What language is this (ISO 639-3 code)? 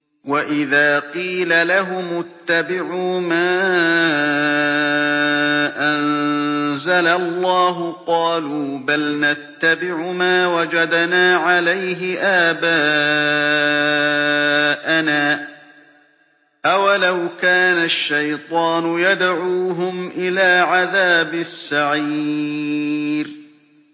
ara